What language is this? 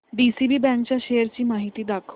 Marathi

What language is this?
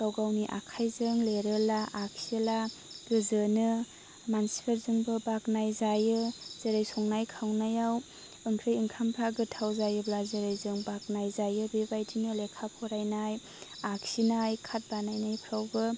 Bodo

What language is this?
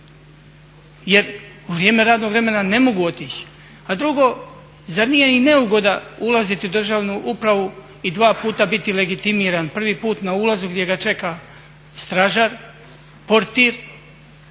Croatian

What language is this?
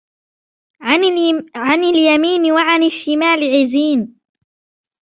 Arabic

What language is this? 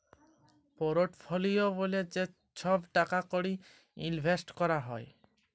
Bangla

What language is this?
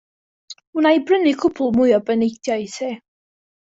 Welsh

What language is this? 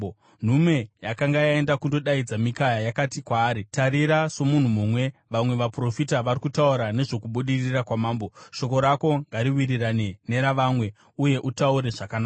Shona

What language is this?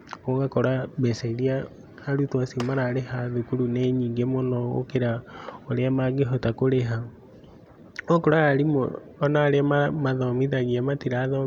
Kikuyu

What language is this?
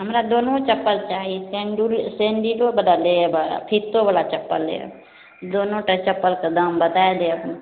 Maithili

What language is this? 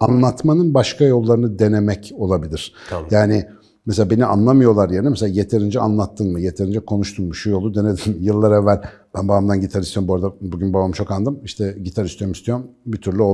Turkish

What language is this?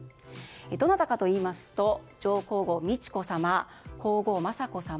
Japanese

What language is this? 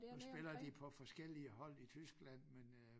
Danish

